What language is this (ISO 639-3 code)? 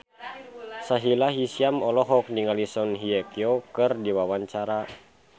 sun